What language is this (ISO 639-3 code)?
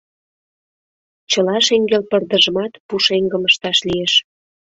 chm